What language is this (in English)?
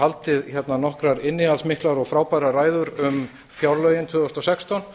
Icelandic